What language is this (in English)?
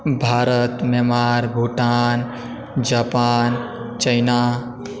Maithili